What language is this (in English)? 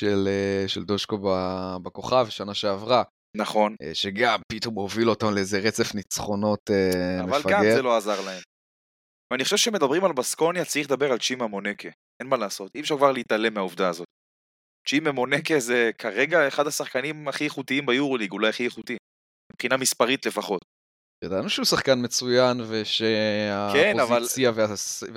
Hebrew